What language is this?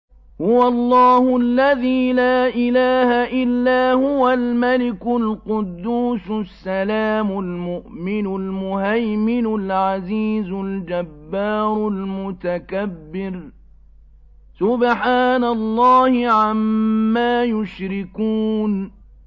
Arabic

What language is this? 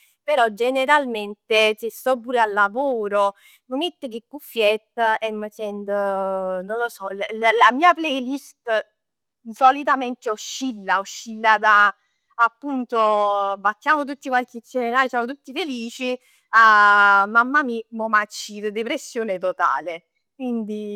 Neapolitan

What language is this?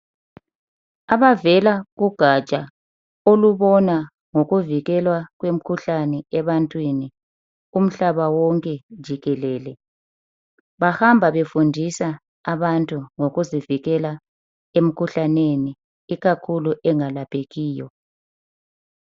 North Ndebele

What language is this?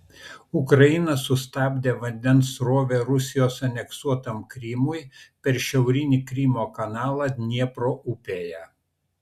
Lithuanian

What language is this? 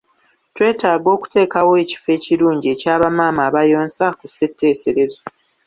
Ganda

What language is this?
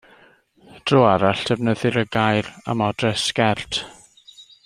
Welsh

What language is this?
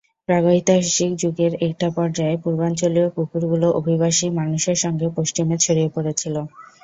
Bangla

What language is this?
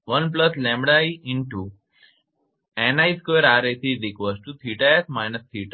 Gujarati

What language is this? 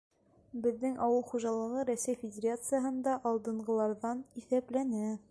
Bashkir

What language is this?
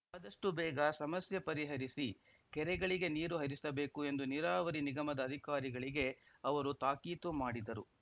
Kannada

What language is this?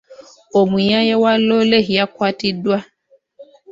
Ganda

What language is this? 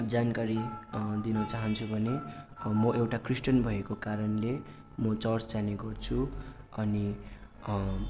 Nepali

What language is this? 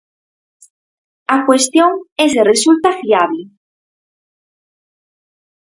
Galician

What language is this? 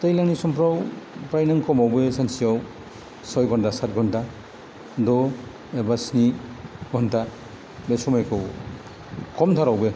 Bodo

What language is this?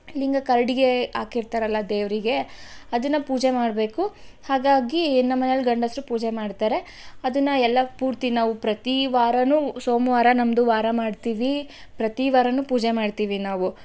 Kannada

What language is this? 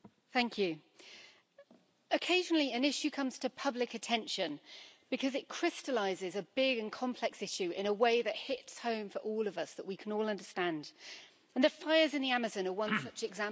English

